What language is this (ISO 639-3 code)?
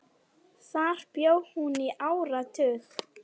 isl